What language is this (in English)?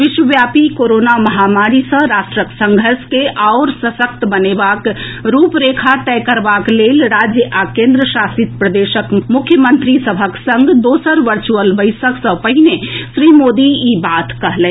Maithili